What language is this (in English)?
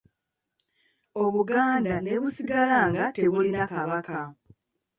Ganda